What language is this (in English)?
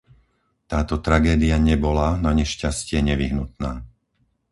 Slovak